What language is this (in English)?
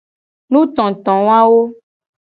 Gen